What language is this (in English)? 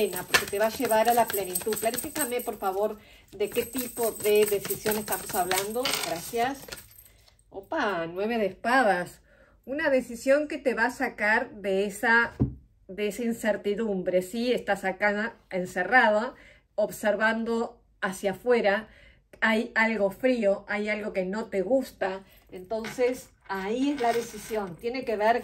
Spanish